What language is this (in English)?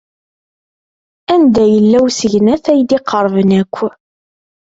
Kabyle